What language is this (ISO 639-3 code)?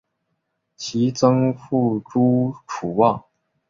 zho